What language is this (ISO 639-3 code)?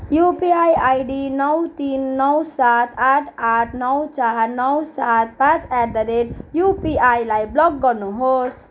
nep